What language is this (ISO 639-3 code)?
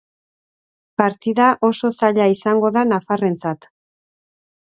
eus